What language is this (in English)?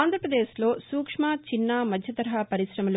Telugu